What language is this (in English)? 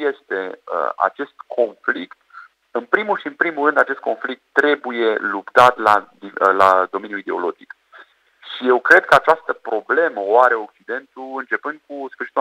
Romanian